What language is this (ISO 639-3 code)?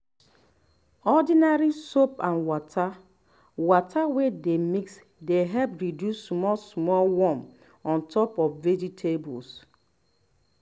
pcm